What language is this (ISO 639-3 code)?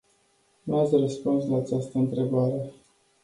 ron